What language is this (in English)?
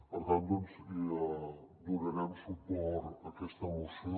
Catalan